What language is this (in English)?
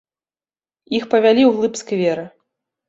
Belarusian